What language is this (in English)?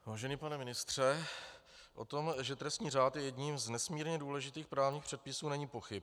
Czech